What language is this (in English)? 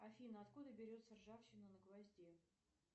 Russian